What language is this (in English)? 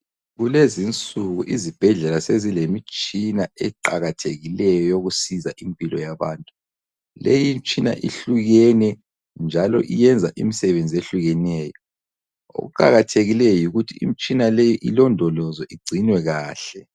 North Ndebele